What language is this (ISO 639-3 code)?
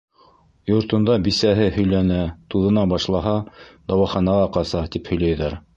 bak